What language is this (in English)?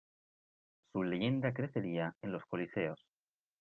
Spanish